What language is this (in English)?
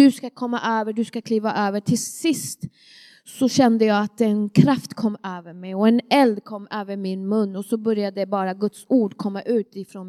Swedish